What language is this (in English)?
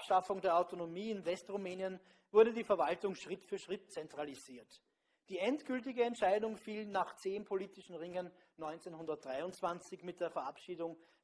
German